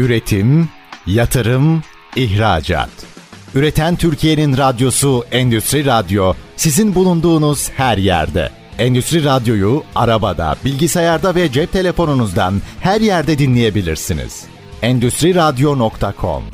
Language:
Turkish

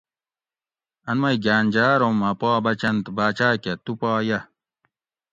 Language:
Gawri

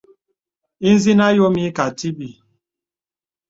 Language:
Bebele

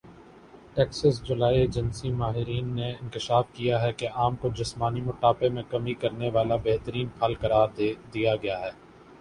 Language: Urdu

